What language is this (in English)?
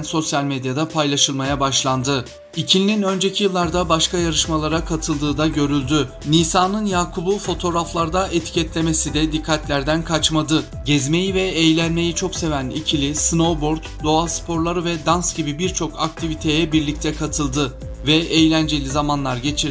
Turkish